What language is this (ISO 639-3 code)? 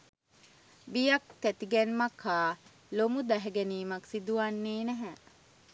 sin